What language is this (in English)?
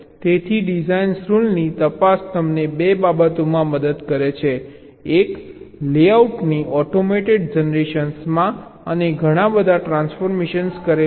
Gujarati